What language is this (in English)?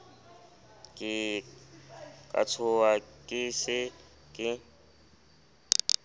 Southern Sotho